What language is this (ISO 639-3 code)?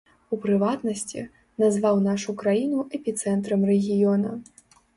bel